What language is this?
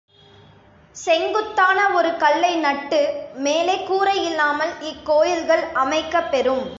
Tamil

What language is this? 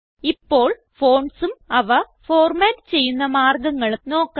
Malayalam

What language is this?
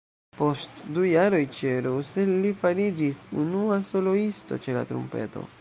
Esperanto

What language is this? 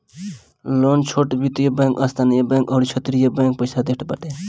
Bhojpuri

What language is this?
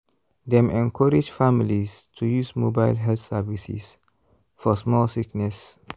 Nigerian Pidgin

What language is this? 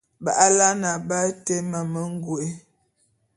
Bulu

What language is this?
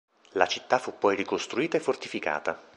Italian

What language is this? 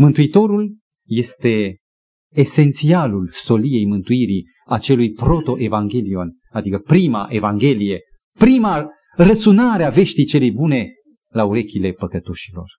Romanian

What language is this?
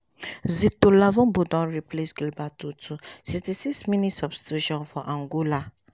Nigerian Pidgin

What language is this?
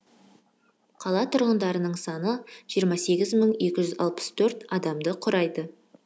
Kazakh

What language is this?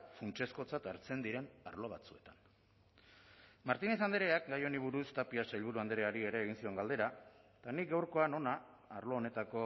Basque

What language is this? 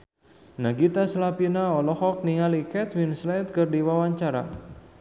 Sundanese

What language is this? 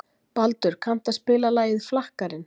Icelandic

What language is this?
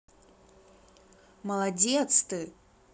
Russian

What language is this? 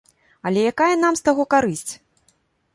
Belarusian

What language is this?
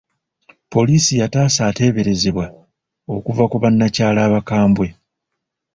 Ganda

